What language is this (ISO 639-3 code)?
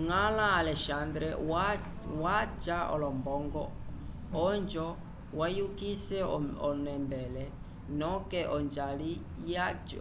umb